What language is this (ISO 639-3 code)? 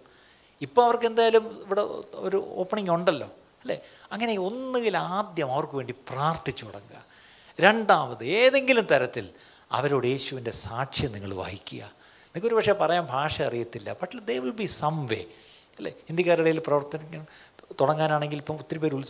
mal